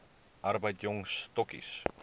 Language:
Afrikaans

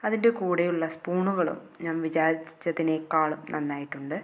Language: Malayalam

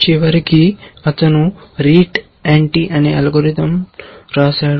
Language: Telugu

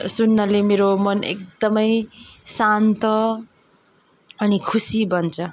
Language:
Nepali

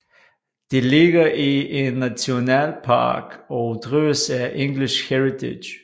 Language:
Danish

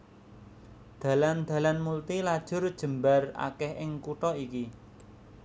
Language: Javanese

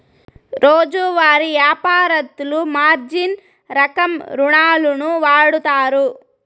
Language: Telugu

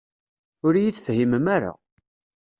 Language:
Kabyle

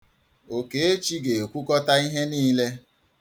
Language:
Igbo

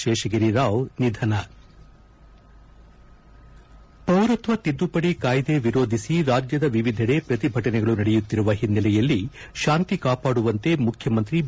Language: Kannada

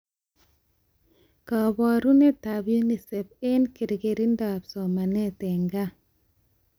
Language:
Kalenjin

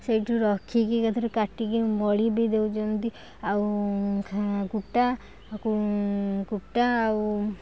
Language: Odia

